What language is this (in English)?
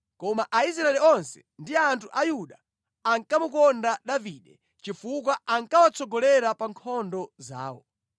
Nyanja